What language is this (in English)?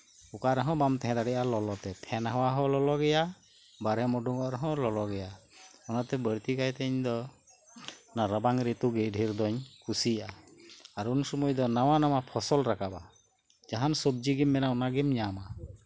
Santali